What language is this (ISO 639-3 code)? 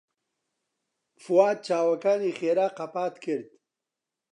ckb